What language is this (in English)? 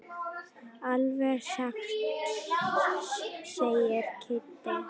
Icelandic